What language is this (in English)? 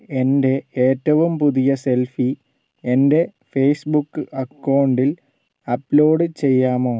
Malayalam